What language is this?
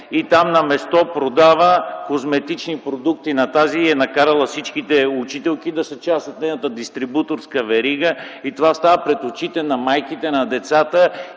Bulgarian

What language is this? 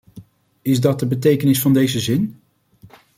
Dutch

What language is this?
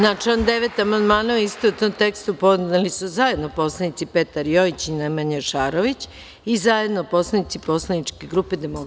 Serbian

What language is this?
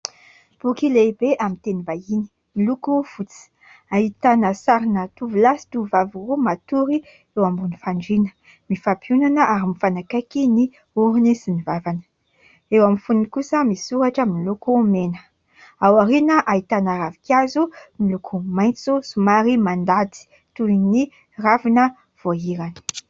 Malagasy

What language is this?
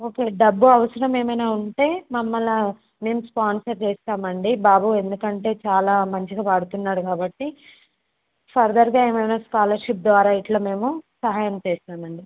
Telugu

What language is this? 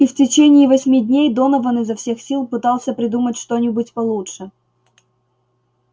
Russian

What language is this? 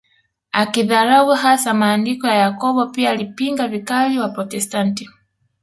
Swahili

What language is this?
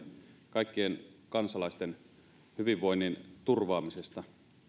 Finnish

